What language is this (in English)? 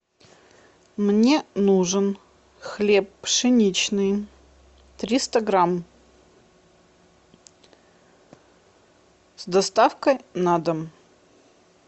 Russian